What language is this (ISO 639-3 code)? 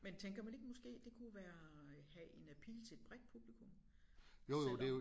dan